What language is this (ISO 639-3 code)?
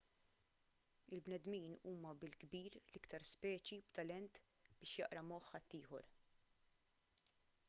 mlt